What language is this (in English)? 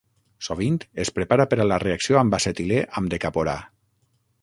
Catalan